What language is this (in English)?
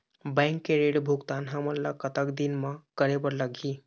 Chhattisgarhi